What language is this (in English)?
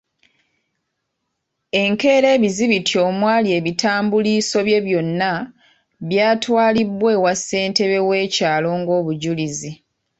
Ganda